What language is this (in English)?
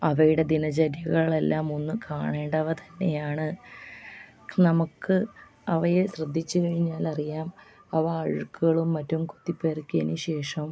Malayalam